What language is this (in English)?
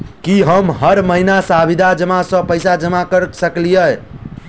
Maithili